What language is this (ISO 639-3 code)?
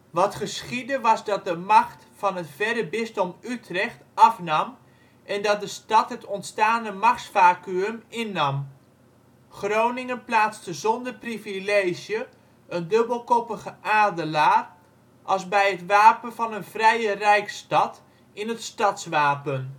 nld